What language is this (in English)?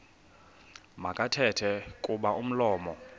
Xhosa